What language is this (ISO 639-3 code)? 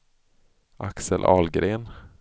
swe